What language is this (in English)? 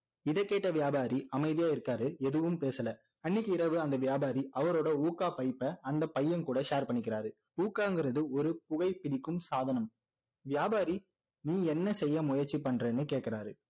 Tamil